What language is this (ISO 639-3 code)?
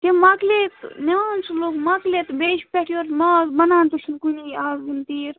kas